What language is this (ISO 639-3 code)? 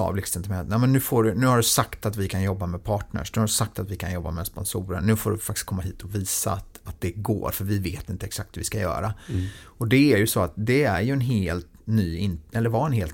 swe